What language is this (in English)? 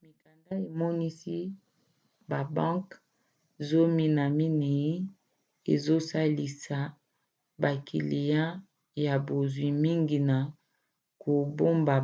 Lingala